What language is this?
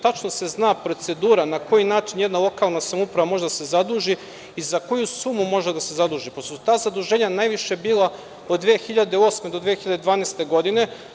Serbian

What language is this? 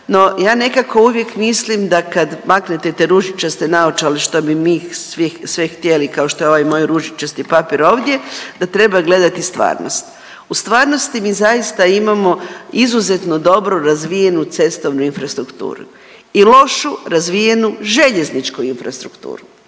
Croatian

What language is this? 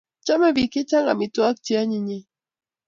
Kalenjin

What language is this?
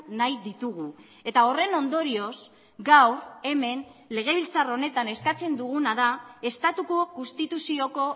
Basque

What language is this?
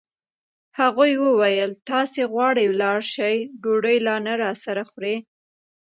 Pashto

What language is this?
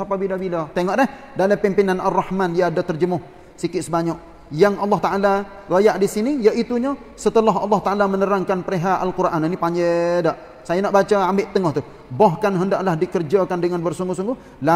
Malay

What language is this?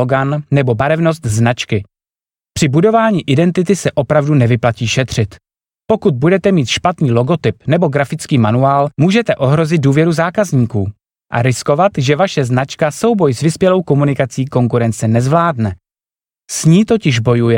Czech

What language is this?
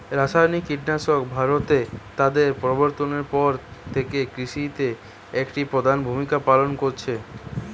Bangla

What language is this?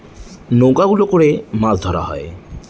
Bangla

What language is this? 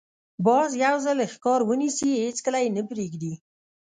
Pashto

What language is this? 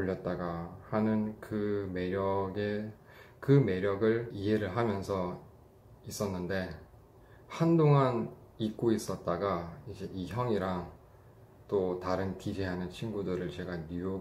Korean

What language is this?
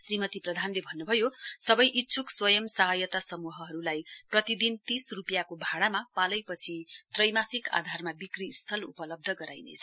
Nepali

